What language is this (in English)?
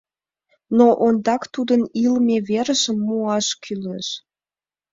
Mari